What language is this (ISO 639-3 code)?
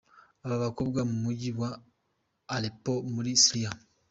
kin